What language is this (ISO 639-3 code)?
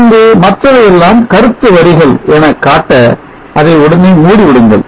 tam